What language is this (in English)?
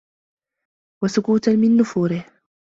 Arabic